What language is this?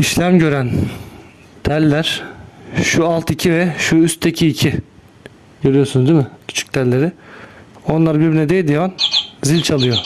Turkish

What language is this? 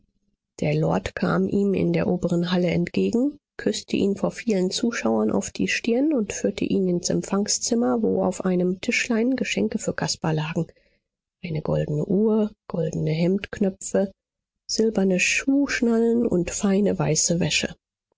German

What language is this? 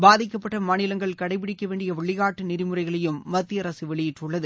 Tamil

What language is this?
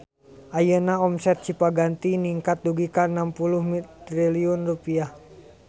Sundanese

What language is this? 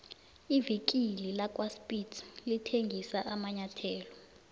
South Ndebele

